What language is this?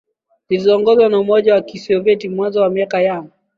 Swahili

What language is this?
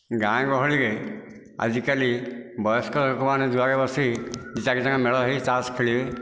Odia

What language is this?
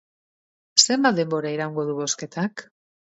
Basque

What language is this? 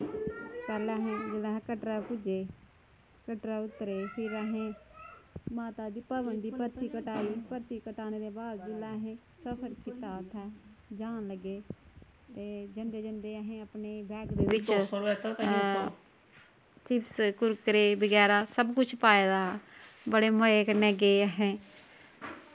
Dogri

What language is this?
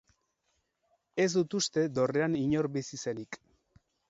Basque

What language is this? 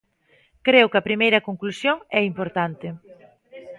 Galician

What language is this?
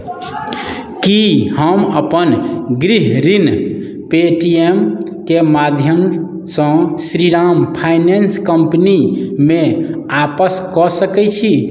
Maithili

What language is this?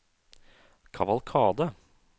Norwegian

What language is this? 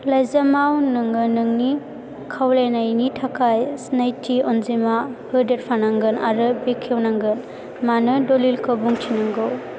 Bodo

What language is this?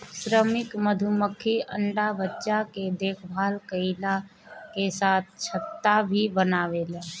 Bhojpuri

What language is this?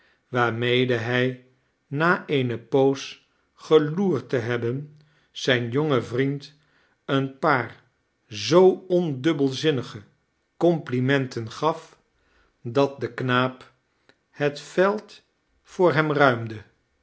Dutch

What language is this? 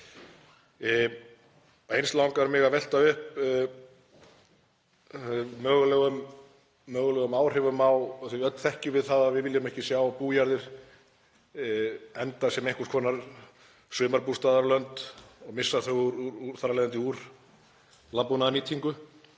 Icelandic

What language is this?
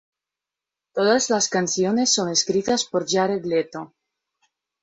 Spanish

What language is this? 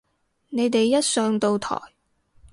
Cantonese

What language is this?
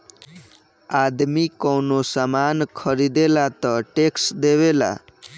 Bhojpuri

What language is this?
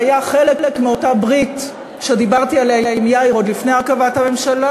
Hebrew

